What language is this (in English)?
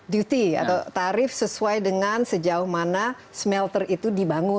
Indonesian